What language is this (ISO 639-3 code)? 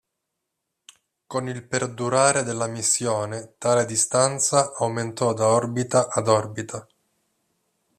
ita